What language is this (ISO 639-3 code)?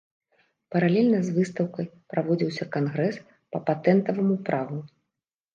bel